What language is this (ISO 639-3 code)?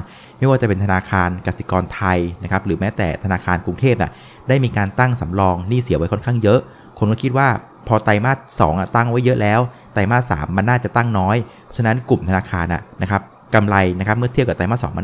tha